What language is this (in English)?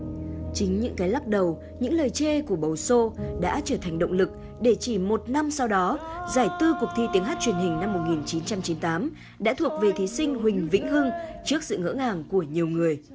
Vietnamese